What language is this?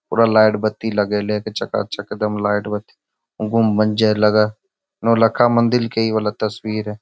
Magahi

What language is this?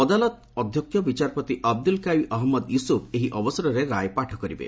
Odia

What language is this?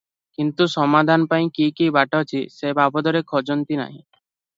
Odia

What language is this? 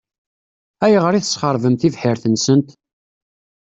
Kabyle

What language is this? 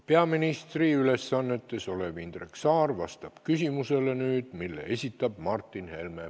Estonian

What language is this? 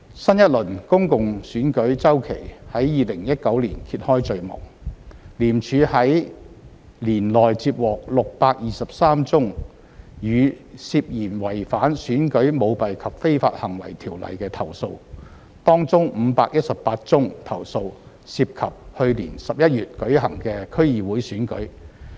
Cantonese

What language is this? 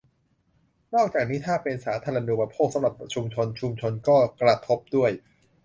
Thai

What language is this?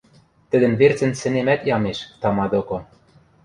Western Mari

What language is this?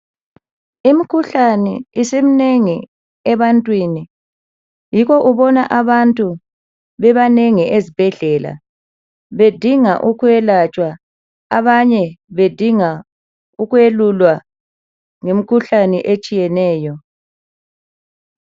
North Ndebele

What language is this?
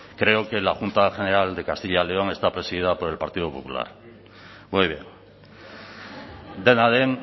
Spanish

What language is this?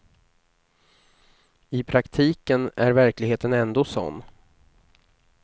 Swedish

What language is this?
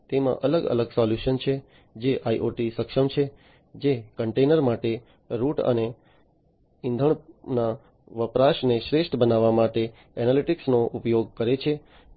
Gujarati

